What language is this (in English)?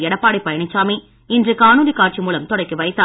Tamil